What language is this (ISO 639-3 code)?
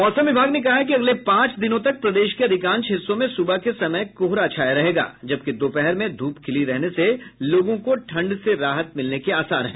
hin